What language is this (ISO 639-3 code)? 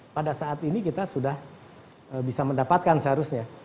ind